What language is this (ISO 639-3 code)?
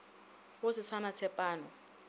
nso